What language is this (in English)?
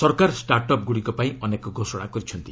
Odia